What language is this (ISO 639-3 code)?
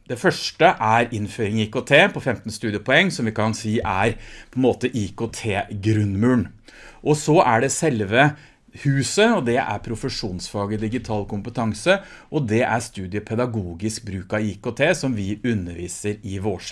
nor